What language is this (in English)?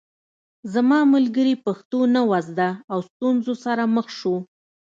Pashto